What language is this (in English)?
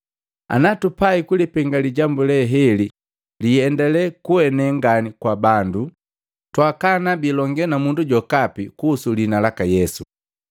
Matengo